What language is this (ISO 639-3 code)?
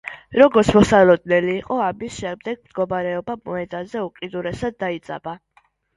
kat